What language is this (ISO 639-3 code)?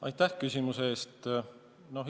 est